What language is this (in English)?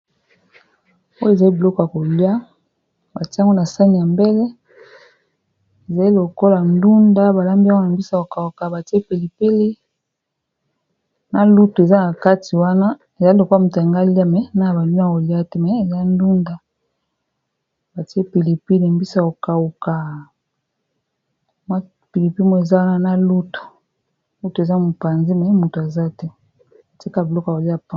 Lingala